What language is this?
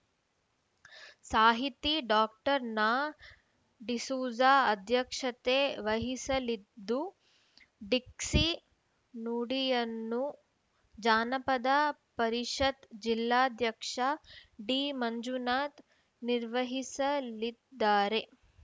Kannada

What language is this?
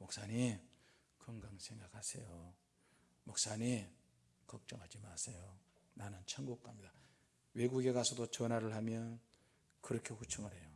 Korean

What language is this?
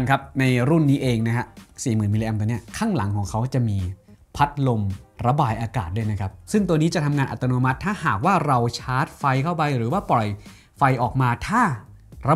Thai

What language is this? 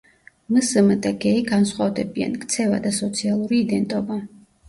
Georgian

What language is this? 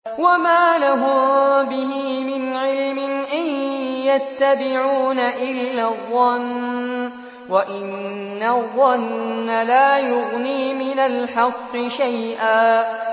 Arabic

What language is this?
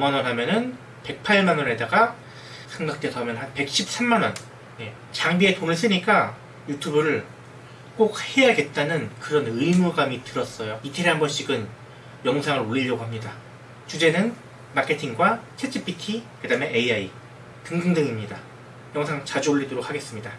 Korean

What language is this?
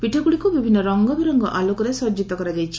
Odia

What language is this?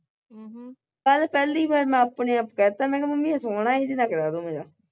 Punjabi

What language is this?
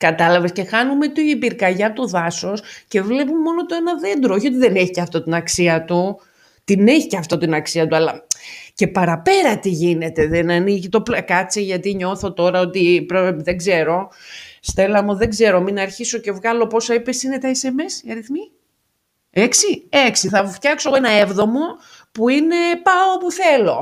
Greek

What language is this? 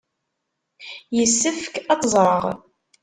Kabyle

